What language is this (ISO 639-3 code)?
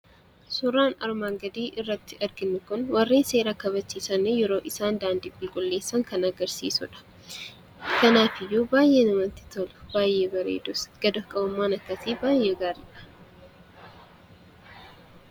orm